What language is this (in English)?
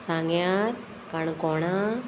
Konkani